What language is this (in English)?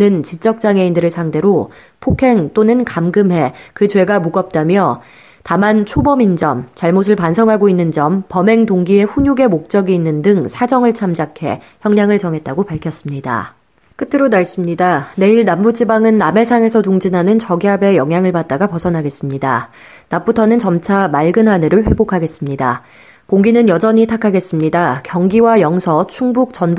Korean